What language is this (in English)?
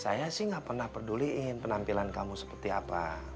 Indonesian